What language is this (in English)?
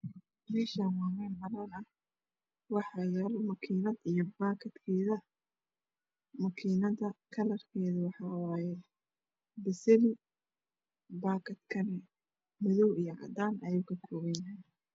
Somali